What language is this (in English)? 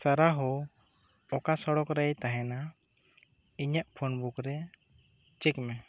Santali